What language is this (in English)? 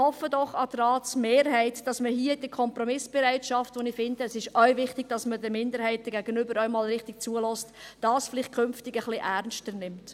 Swiss German